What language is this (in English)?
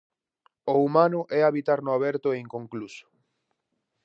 Galician